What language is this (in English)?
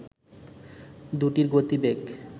Bangla